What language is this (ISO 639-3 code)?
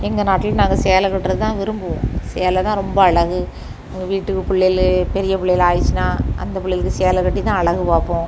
tam